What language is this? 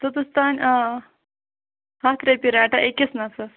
Kashmiri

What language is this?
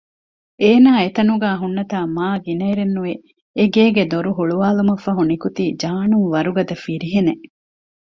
Divehi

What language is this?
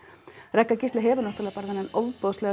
Icelandic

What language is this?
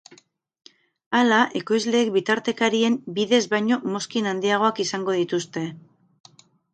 Basque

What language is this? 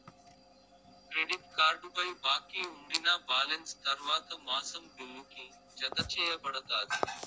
Telugu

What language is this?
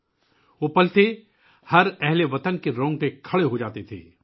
Urdu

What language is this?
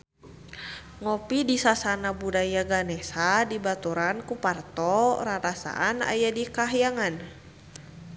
Sundanese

